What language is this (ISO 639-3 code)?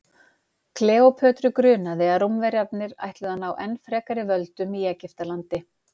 isl